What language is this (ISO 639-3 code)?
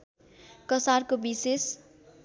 nep